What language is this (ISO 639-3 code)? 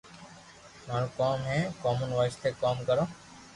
lrk